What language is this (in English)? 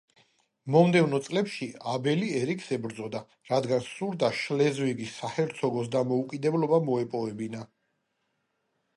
Georgian